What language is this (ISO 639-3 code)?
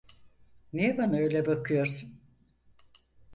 tur